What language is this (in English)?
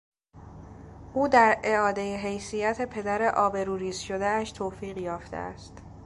Persian